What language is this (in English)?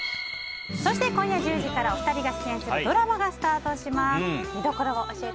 Japanese